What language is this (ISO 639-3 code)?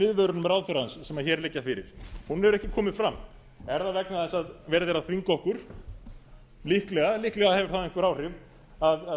isl